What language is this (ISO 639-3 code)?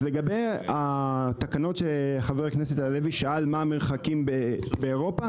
heb